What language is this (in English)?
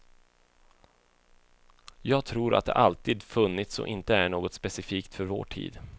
Swedish